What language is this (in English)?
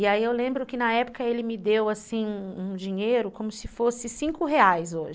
Portuguese